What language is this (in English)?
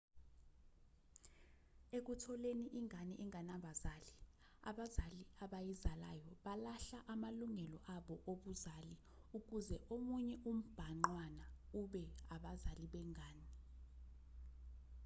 Zulu